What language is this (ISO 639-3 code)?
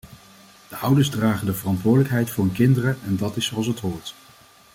nld